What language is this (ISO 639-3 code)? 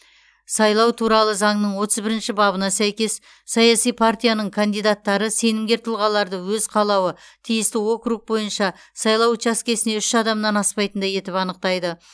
kaz